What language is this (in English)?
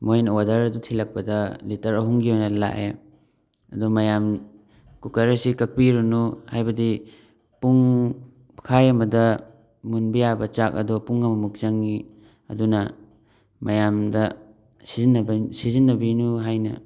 Manipuri